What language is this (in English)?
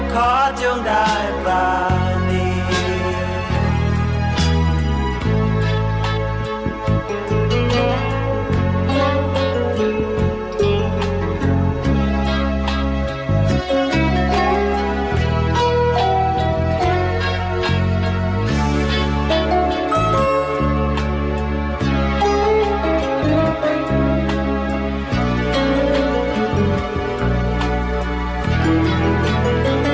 Thai